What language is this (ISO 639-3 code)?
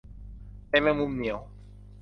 tha